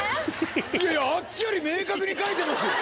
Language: Japanese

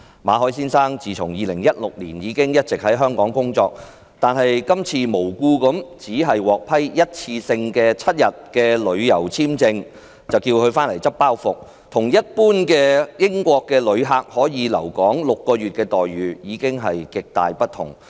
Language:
Cantonese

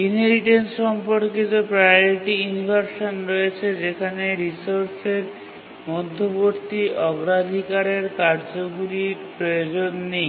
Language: Bangla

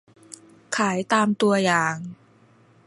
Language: Thai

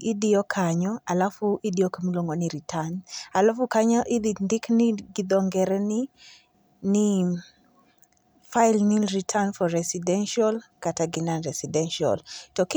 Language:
Luo (Kenya and Tanzania)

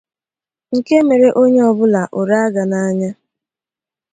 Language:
Igbo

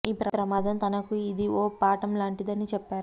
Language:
Telugu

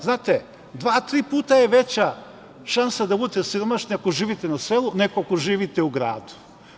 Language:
Serbian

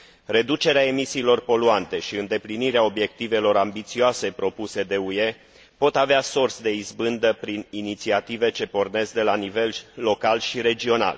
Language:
Romanian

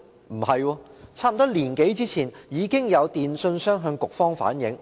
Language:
Cantonese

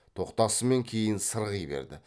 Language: Kazakh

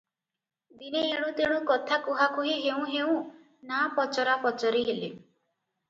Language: Odia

